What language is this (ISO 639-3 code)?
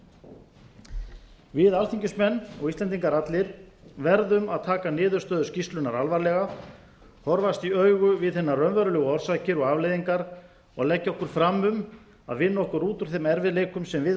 isl